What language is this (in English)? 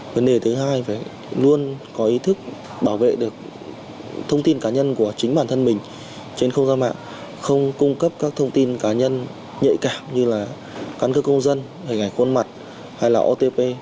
Vietnamese